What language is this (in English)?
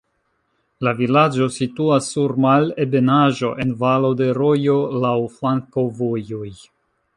Esperanto